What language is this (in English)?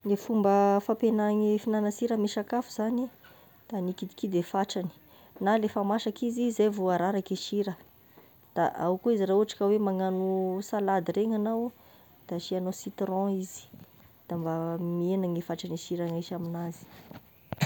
Tesaka Malagasy